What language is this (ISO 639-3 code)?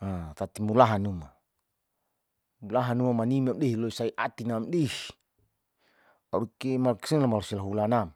sau